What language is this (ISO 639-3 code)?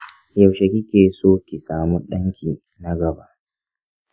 hau